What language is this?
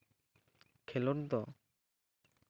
Santali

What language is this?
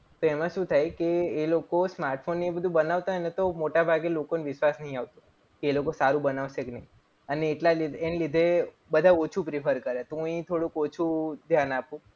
Gujarati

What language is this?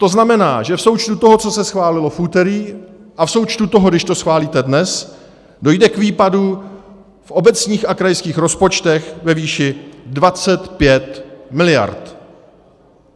Czech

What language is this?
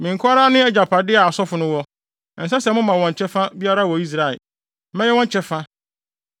Akan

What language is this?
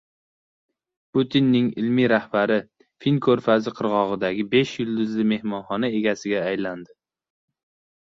Uzbek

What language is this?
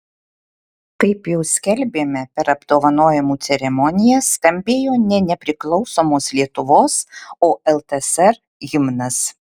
Lithuanian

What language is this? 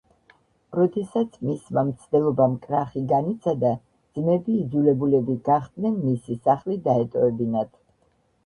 Georgian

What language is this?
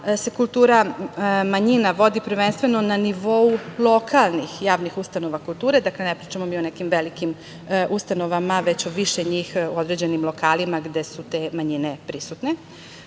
Serbian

